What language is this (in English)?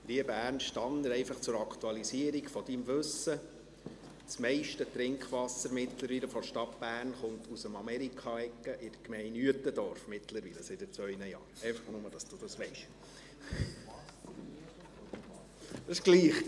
Swiss German